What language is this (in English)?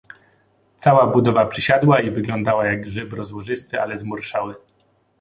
Polish